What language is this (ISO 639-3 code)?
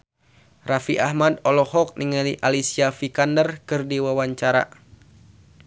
sun